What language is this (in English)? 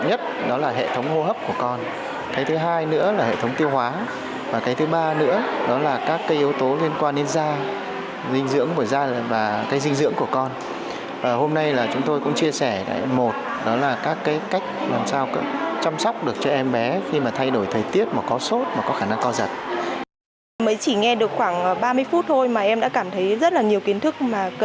Vietnamese